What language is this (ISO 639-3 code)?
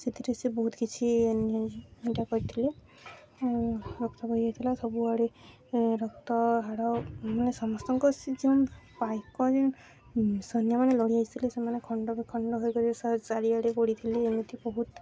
ori